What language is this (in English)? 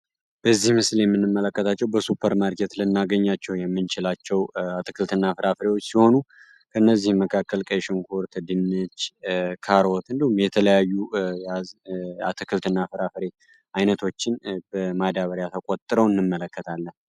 Amharic